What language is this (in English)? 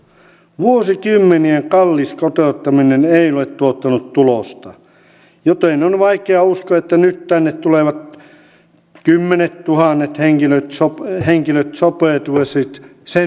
Finnish